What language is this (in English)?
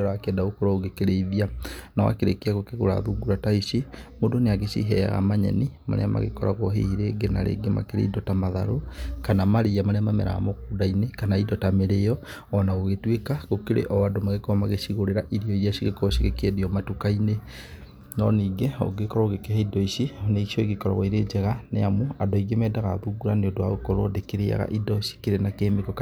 Kikuyu